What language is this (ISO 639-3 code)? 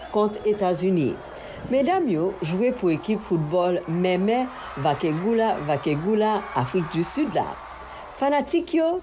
fra